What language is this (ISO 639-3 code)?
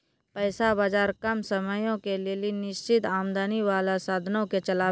mai